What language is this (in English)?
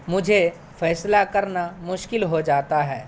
Urdu